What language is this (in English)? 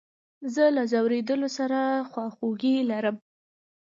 Pashto